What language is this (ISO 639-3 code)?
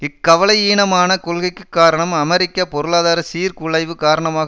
tam